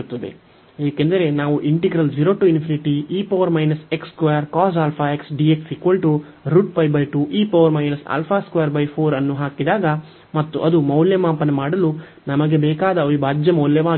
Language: Kannada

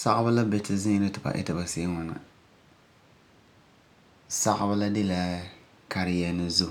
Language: Frafra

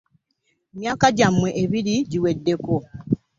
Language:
Ganda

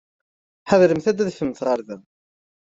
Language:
Kabyle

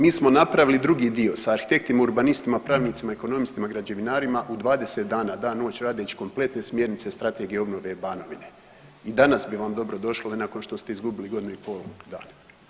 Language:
Croatian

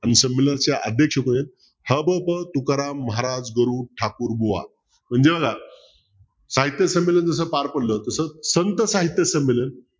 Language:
Marathi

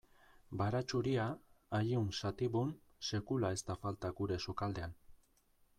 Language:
Basque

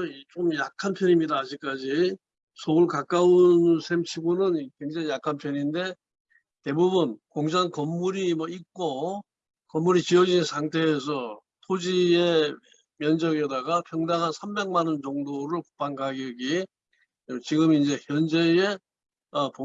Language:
Korean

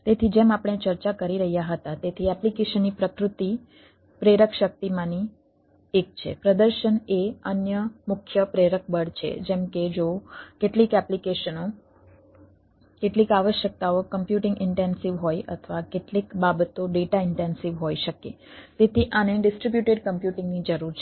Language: Gujarati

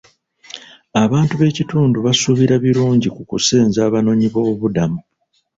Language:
Ganda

